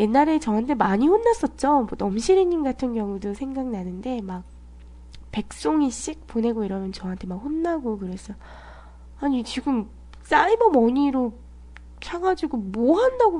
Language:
Korean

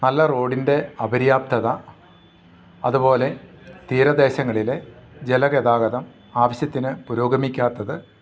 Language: Malayalam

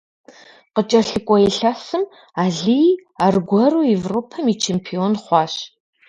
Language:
Kabardian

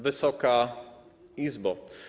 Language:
Polish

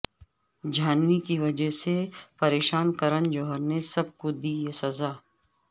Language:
Urdu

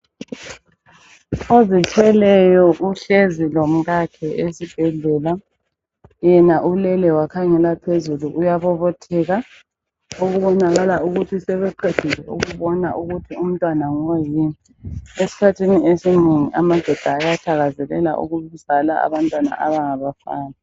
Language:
North Ndebele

